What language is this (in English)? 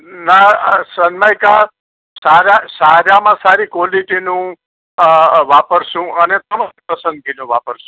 Gujarati